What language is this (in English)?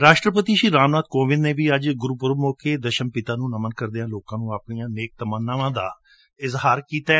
Punjabi